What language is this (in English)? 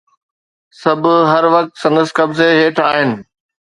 Sindhi